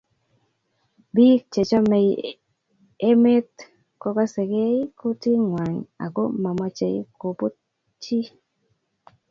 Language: Kalenjin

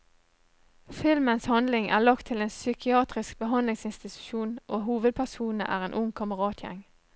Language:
Norwegian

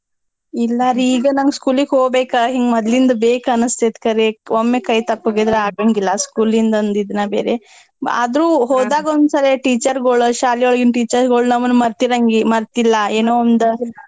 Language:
Kannada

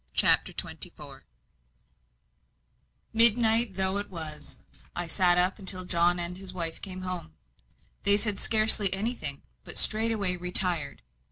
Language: English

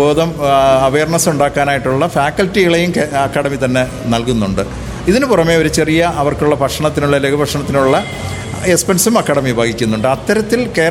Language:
Malayalam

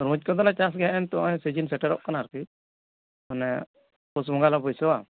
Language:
Santali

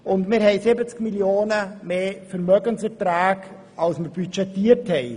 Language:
Swiss German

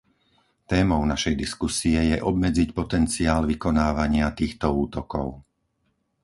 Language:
Slovak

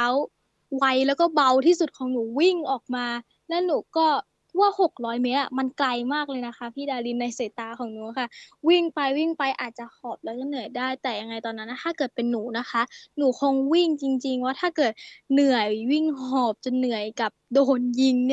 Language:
Thai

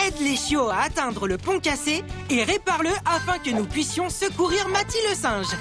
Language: French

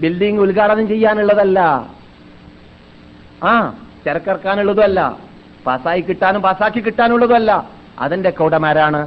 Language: Malayalam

